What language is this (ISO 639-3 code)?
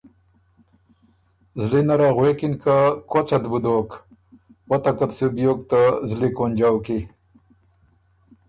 oru